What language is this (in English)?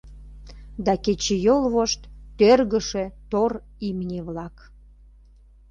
Mari